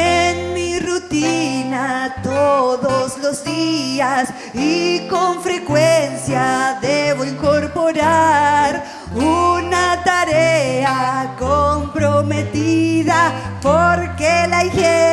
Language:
Spanish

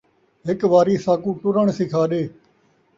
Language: Saraiki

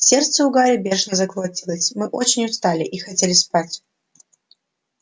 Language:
Russian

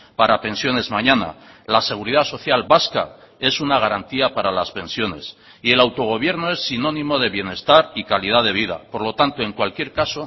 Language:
Spanish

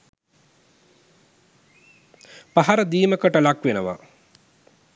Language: Sinhala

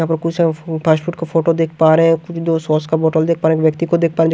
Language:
Hindi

